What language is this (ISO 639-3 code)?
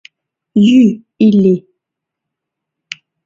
chm